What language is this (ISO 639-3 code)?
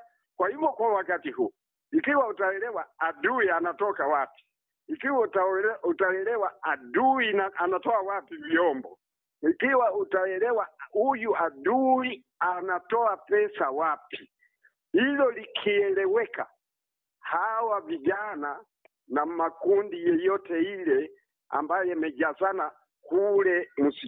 swa